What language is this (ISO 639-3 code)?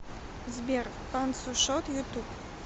rus